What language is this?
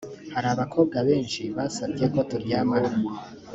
Kinyarwanda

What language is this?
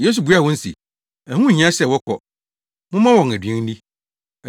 Akan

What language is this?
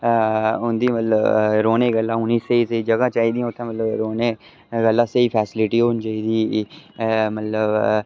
Dogri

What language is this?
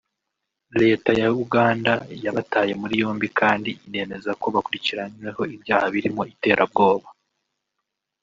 Kinyarwanda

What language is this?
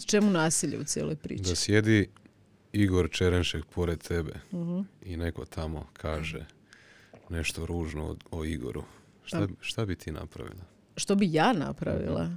Croatian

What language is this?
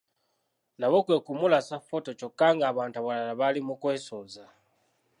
Ganda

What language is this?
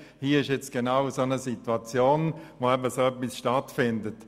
Swiss German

